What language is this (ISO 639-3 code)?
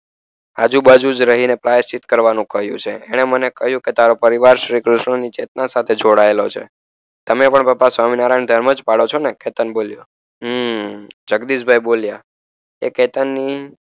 guj